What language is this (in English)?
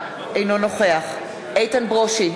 Hebrew